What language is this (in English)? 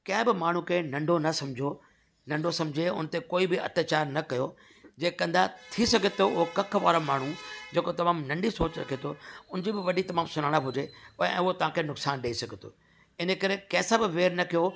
Sindhi